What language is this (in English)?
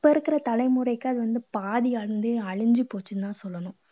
Tamil